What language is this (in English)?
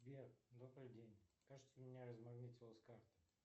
Russian